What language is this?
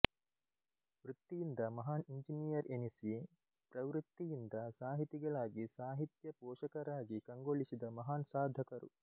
Kannada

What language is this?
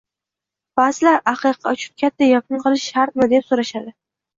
Uzbek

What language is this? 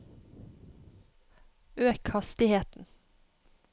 Norwegian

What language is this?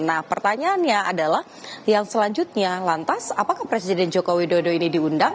Indonesian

